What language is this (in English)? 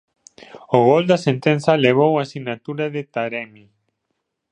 Galician